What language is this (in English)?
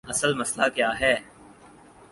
Urdu